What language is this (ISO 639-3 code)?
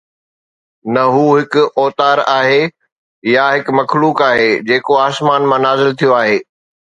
snd